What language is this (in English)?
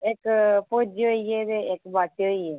Dogri